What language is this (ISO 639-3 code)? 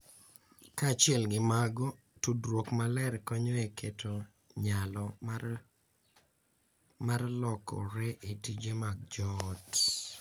luo